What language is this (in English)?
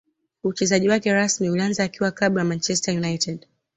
Swahili